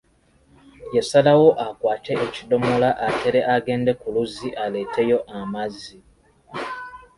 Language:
Ganda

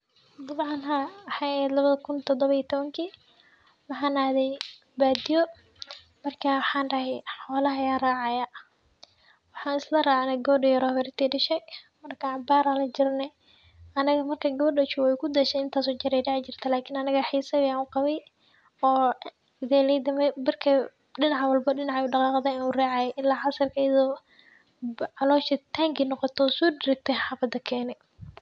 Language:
Somali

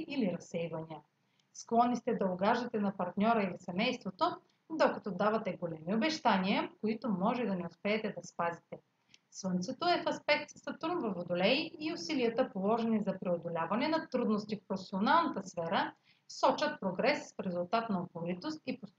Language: Bulgarian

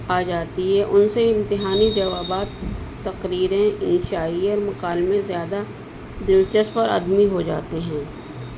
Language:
Urdu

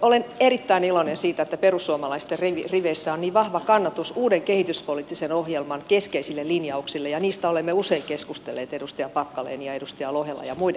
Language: Finnish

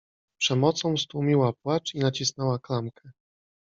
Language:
Polish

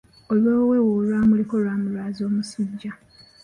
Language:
Ganda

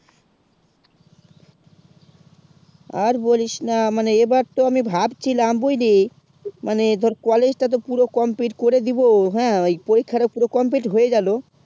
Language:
Bangla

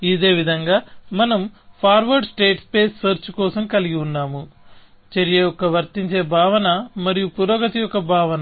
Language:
Telugu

